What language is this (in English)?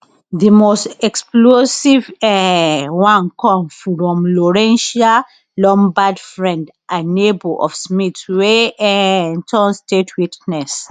Nigerian Pidgin